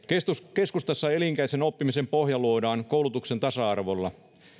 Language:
Finnish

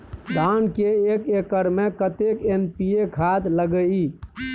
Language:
Maithili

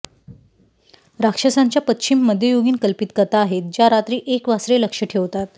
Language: Marathi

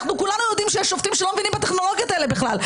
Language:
Hebrew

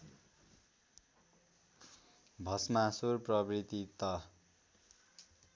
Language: Nepali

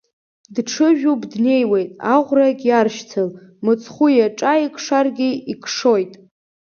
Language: Abkhazian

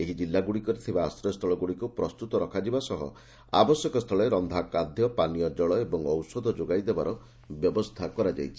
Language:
Odia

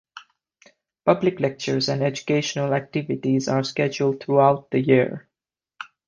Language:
English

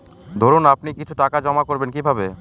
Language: Bangla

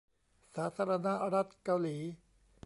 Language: Thai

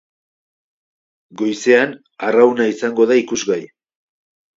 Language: Basque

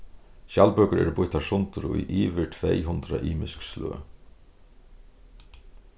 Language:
Faroese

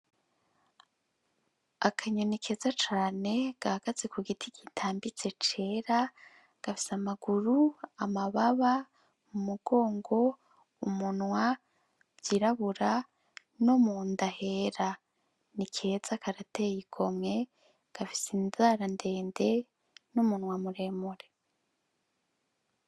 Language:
Rundi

